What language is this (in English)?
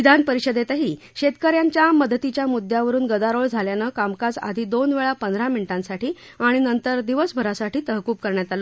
Marathi